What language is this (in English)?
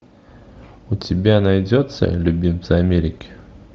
Russian